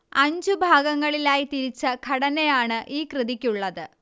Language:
Malayalam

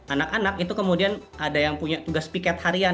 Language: Indonesian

